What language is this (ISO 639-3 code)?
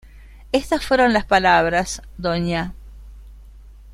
spa